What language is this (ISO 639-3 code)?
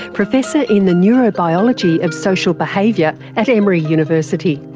eng